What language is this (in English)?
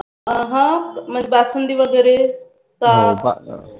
Marathi